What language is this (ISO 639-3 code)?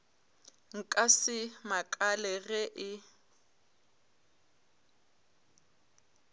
nso